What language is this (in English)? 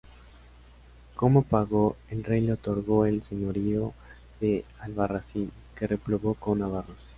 Spanish